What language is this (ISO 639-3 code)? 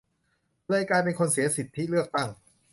tha